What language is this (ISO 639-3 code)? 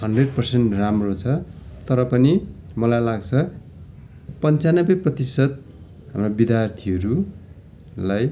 nep